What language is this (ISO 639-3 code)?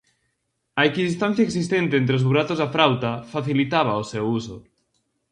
glg